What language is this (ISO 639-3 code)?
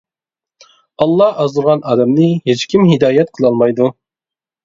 uig